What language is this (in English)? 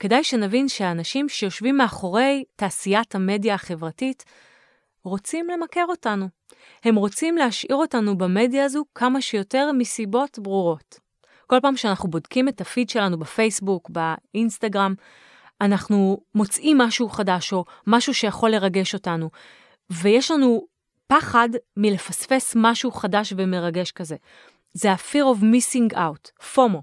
Hebrew